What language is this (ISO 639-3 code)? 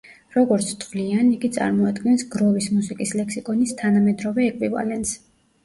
kat